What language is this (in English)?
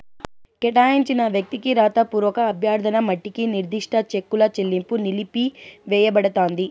Telugu